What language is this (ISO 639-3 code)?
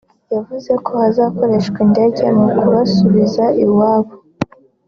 kin